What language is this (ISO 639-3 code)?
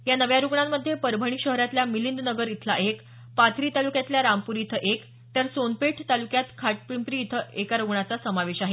mar